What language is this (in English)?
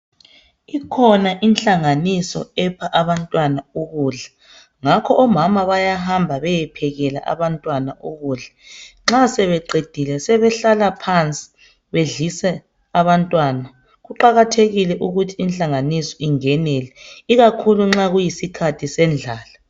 North Ndebele